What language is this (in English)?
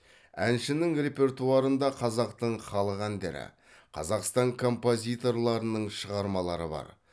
Kazakh